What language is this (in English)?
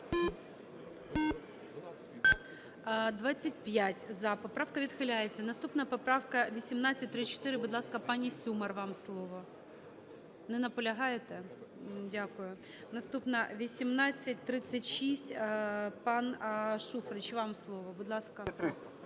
Ukrainian